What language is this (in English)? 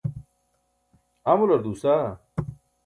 Burushaski